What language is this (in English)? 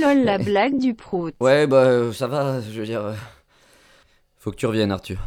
French